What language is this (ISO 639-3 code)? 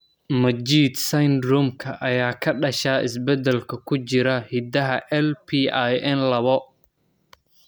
som